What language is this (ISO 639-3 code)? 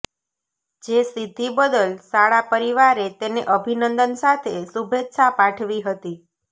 guj